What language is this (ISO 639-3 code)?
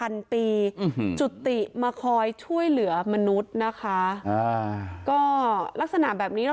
tha